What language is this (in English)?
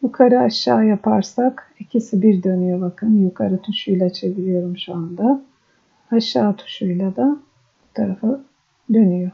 Turkish